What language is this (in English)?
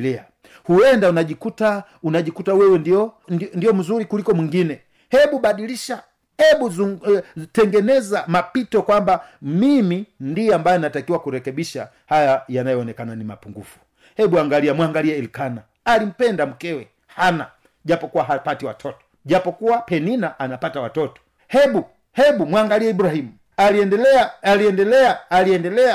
Swahili